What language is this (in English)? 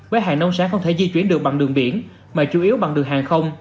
Vietnamese